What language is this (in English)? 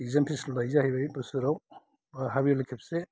Bodo